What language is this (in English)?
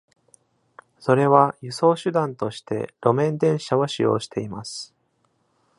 Japanese